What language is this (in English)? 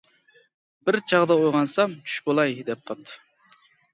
Uyghur